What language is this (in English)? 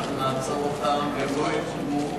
Hebrew